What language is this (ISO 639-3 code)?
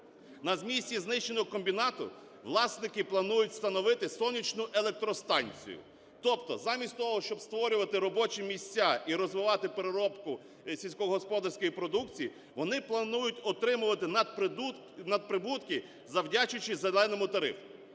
ukr